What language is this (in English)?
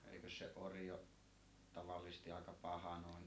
Finnish